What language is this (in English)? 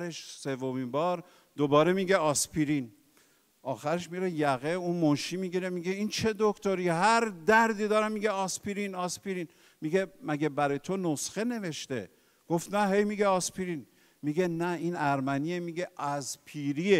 Persian